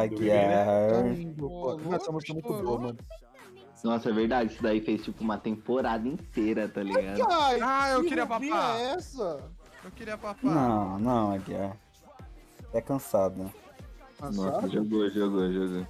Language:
Portuguese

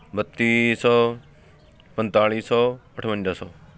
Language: Punjabi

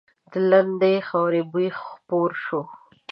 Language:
Pashto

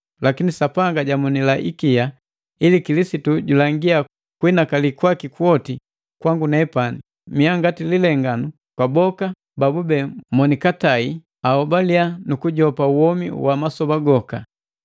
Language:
Matengo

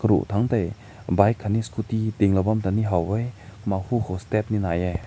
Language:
Rongmei Naga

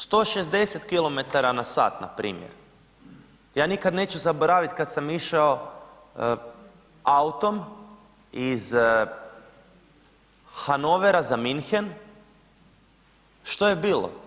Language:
Croatian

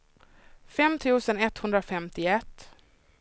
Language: Swedish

